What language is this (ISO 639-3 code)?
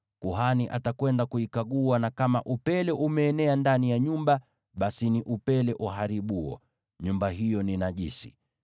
swa